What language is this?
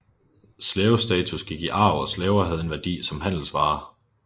Danish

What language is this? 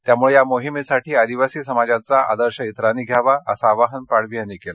Marathi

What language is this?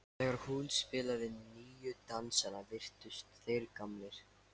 Icelandic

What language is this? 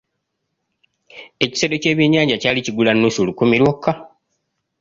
Ganda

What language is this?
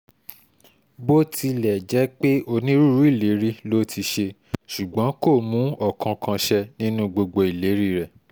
Yoruba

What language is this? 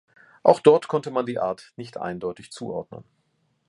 German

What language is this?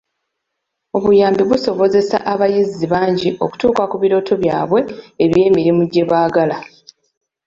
Ganda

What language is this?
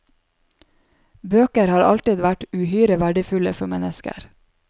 Norwegian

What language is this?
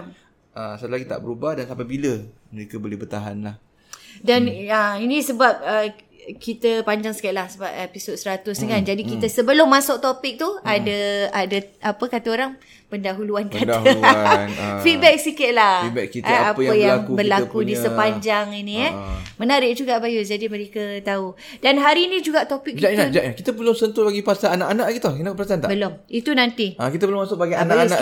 Malay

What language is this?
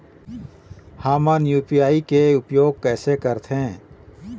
Chhattisgarhi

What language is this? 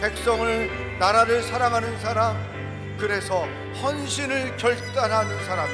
Korean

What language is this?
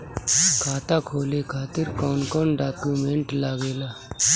Bhojpuri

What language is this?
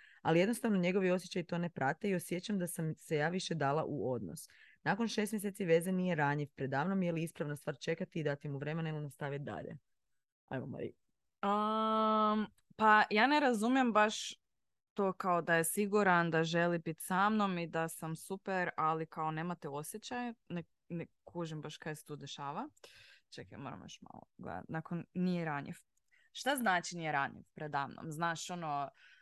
Croatian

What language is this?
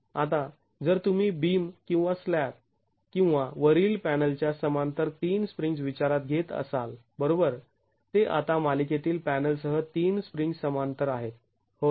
Marathi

